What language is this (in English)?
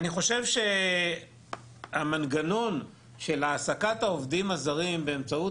Hebrew